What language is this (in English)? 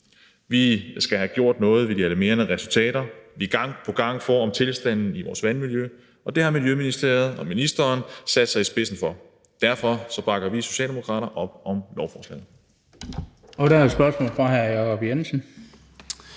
Danish